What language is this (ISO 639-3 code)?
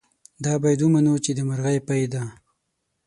pus